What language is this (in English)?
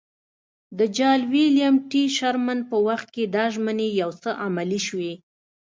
Pashto